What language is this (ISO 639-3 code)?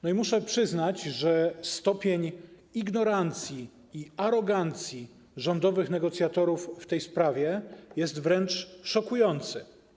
pol